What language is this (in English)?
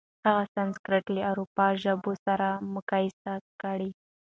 Pashto